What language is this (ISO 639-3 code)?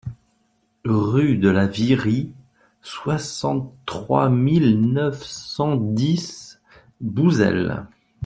fra